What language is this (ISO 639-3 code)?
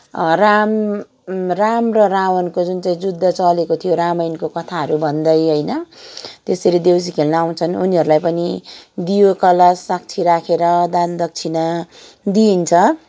nep